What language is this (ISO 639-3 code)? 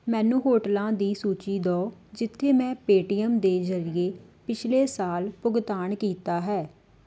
pan